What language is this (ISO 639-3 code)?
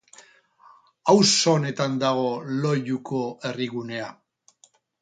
eus